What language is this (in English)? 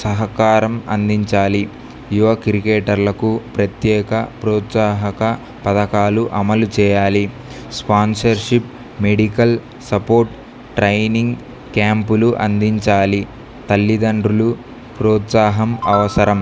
Telugu